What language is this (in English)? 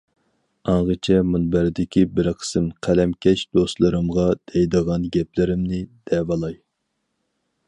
Uyghur